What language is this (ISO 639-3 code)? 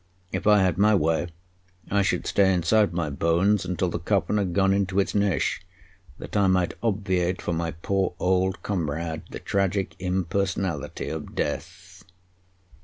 eng